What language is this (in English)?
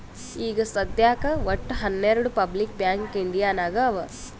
Kannada